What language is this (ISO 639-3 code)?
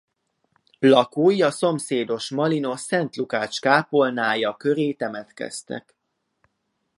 hun